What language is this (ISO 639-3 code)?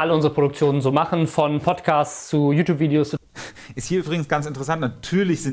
deu